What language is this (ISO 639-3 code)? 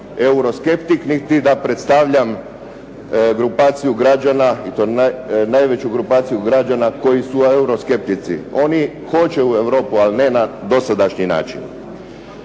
hrv